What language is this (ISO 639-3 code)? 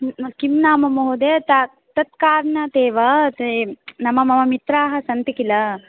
san